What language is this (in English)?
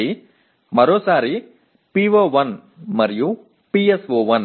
Telugu